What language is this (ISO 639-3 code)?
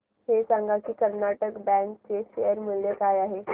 mar